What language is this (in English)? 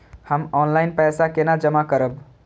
Maithili